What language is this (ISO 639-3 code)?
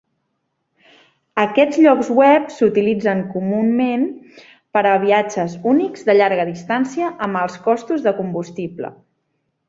cat